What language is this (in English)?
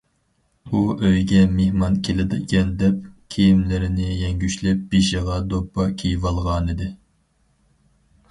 Uyghur